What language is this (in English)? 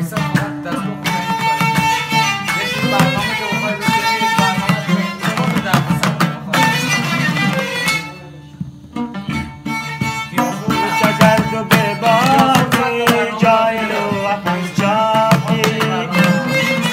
Arabic